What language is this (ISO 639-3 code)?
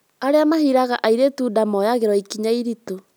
kik